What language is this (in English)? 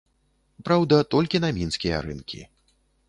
Belarusian